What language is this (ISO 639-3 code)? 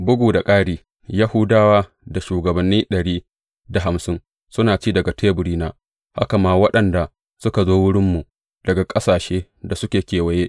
hau